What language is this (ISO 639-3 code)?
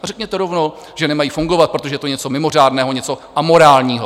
ces